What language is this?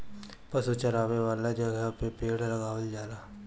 Bhojpuri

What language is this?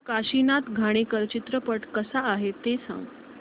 Marathi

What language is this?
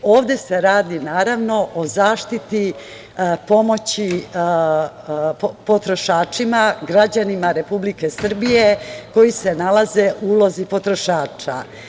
Serbian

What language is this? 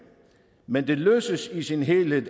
Danish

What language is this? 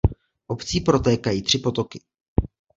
Czech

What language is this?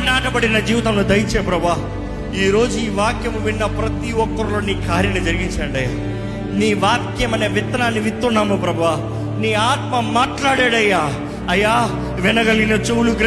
Telugu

